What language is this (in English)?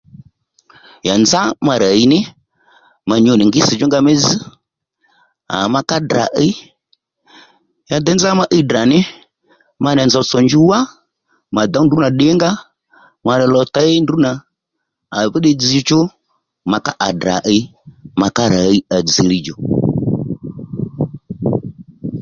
Lendu